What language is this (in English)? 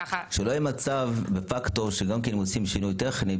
Hebrew